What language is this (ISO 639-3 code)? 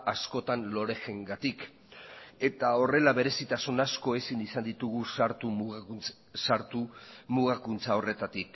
eus